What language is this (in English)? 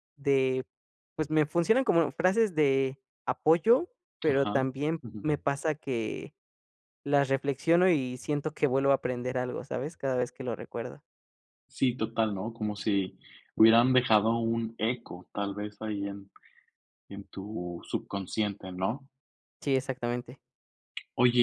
Spanish